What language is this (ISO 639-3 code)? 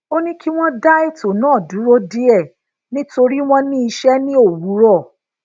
yor